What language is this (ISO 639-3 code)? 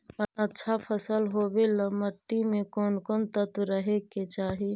mag